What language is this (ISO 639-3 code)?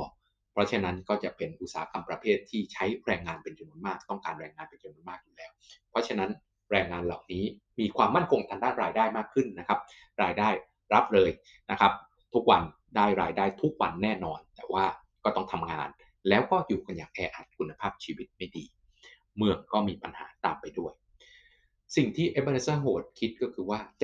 tha